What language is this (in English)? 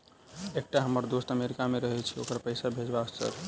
Maithili